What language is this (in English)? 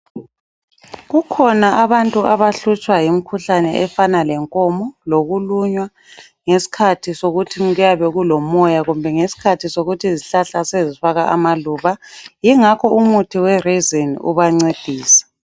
North Ndebele